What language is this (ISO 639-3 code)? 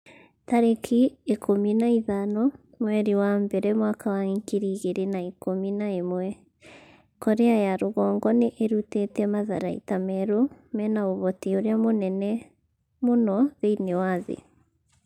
kik